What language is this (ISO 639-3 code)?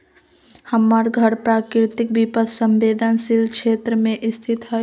mag